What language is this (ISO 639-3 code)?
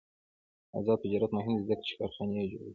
pus